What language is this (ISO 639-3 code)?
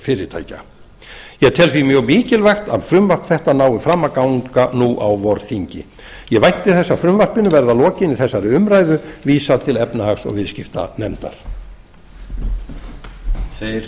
isl